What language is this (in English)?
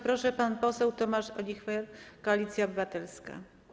Polish